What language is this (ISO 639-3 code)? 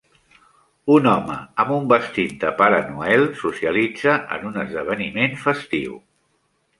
cat